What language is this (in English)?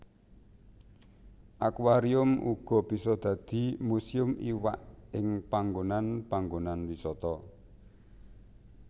Javanese